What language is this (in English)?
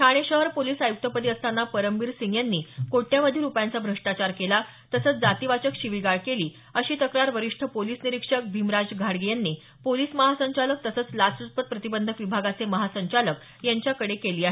Marathi